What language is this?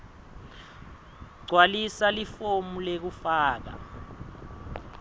Swati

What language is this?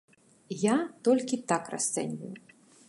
Belarusian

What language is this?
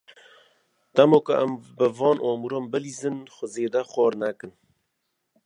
Kurdish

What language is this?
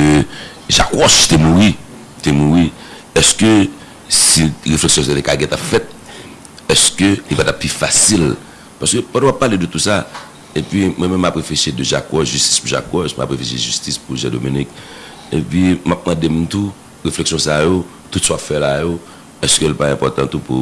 French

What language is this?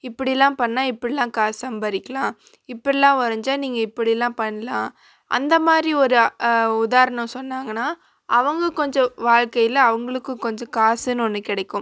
Tamil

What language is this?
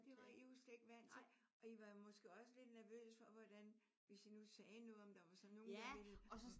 Danish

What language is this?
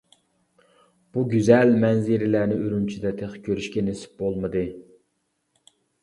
Uyghur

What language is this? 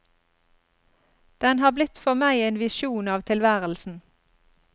Norwegian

